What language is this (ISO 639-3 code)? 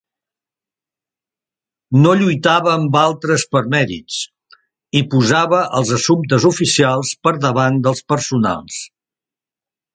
cat